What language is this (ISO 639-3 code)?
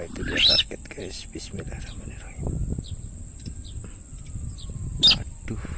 ind